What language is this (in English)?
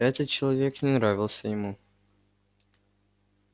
Russian